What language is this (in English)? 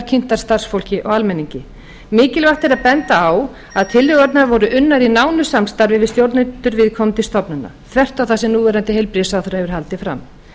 Icelandic